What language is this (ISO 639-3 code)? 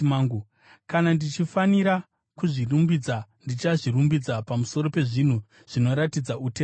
sna